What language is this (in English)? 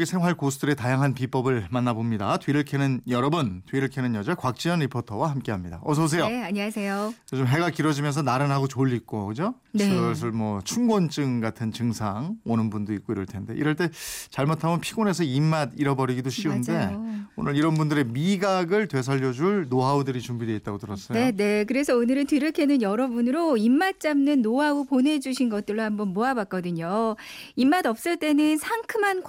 Korean